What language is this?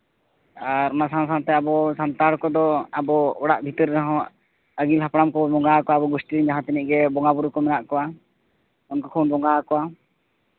Santali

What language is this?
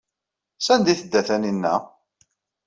Kabyle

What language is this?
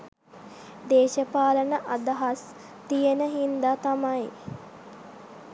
Sinhala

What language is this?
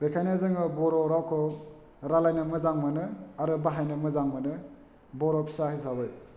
Bodo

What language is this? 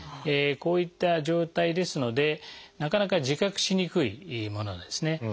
Japanese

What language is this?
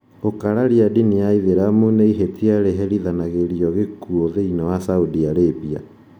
Kikuyu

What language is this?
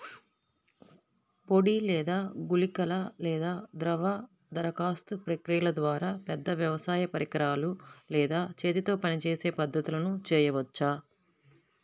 Telugu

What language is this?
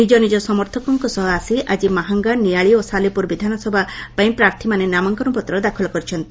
Odia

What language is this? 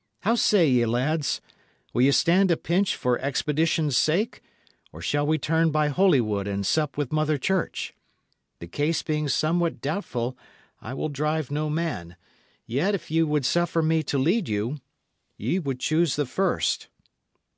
English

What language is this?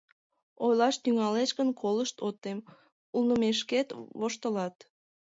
Mari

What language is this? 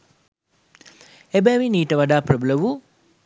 Sinhala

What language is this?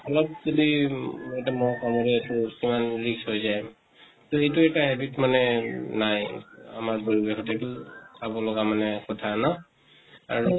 Assamese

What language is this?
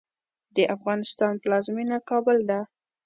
Pashto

